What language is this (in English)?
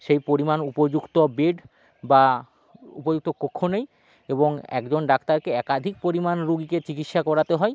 Bangla